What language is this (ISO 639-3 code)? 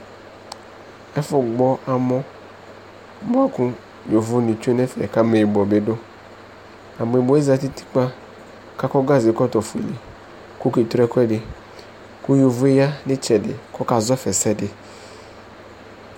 kpo